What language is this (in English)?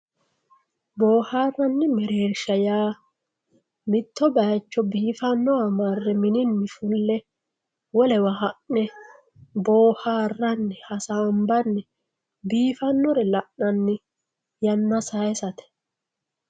Sidamo